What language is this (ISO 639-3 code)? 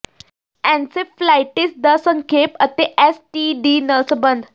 pan